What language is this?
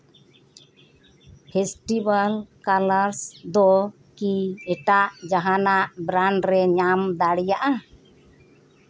Santali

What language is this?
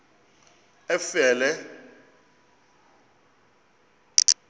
Xhosa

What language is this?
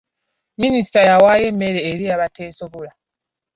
Ganda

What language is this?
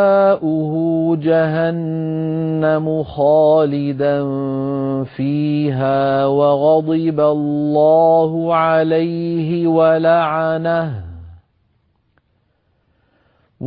Arabic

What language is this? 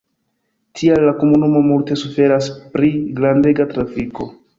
Esperanto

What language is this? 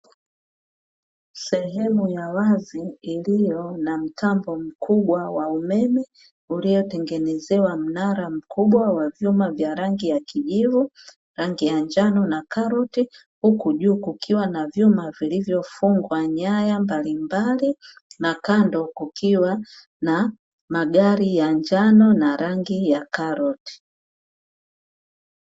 Swahili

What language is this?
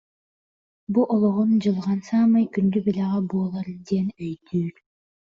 Yakut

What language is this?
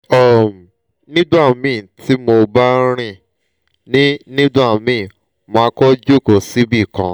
Yoruba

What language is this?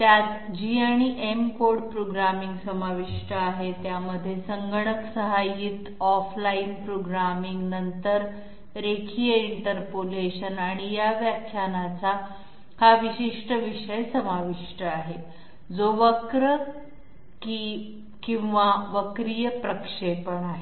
Marathi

